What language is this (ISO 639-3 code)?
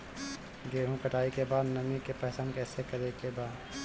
bho